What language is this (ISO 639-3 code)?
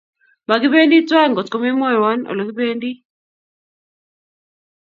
kln